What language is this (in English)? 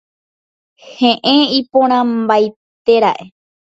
Guarani